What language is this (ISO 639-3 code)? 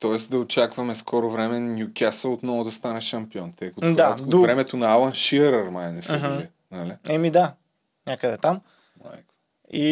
bul